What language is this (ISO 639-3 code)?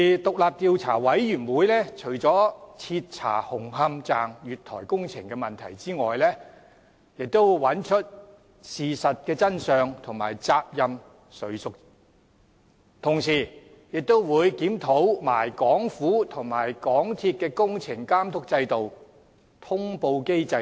yue